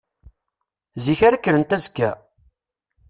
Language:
Kabyle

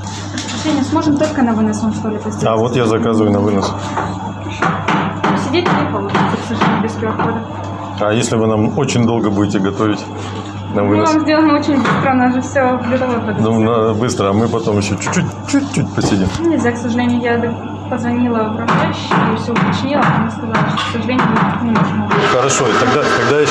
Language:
Russian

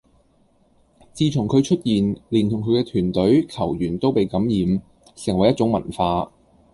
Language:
Cantonese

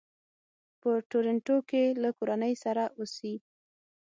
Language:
Pashto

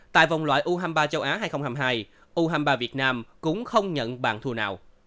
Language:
Vietnamese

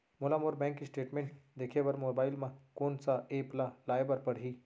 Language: Chhattisgarhi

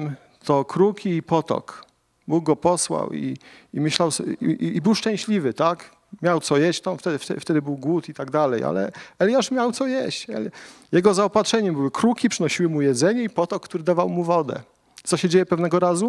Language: Polish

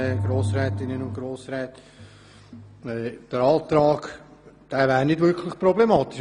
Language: Swiss German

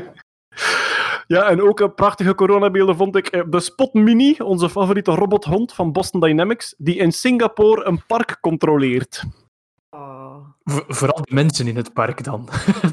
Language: Dutch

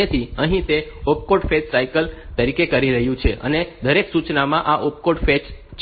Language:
Gujarati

